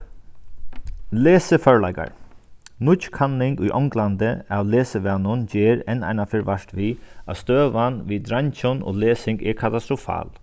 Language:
Faroese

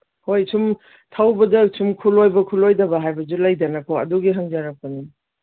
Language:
Manipuri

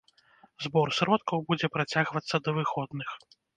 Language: Belarusian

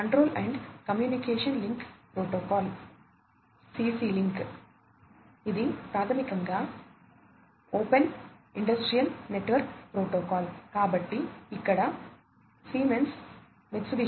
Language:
Telugu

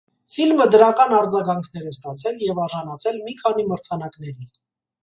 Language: Armenian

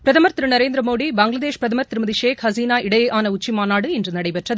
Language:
Tamil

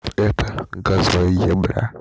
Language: Russian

